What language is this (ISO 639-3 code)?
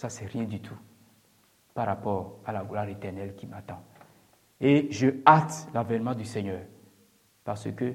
fra